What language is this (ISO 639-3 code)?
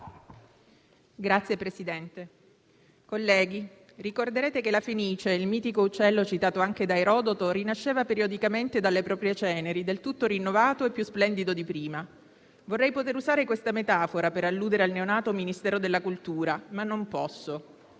ita